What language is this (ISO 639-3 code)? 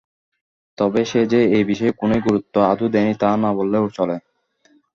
ben